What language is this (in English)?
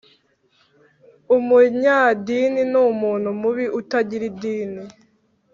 Kinyarwanda